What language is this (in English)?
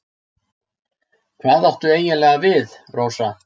Icelandic